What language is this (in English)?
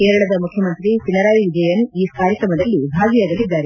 Kannada